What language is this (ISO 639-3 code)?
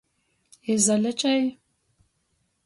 ltg